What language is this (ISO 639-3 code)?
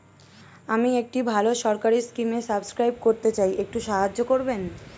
ben